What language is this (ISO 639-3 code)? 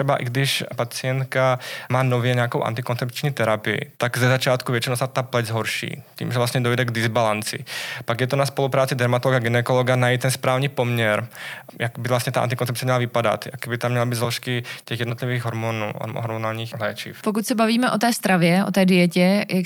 ces